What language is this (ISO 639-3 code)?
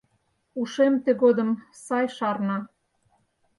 chm